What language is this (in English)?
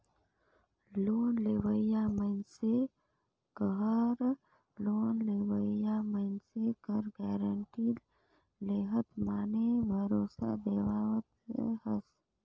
Chhattisgarhi